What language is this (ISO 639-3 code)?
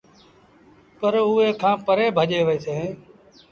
sbn